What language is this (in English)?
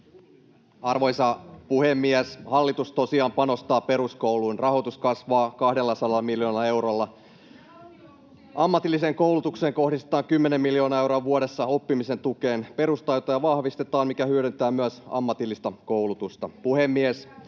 Finnish